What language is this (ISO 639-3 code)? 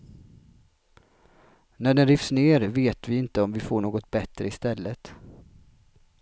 swe